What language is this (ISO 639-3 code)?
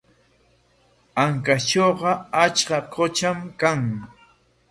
qwa